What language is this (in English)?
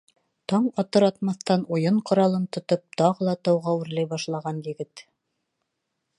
Bashkir